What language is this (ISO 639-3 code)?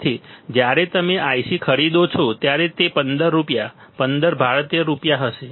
guj